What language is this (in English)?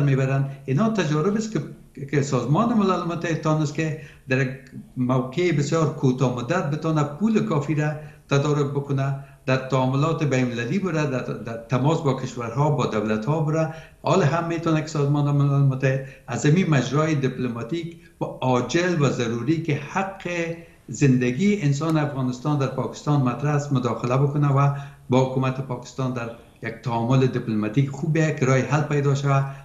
Persian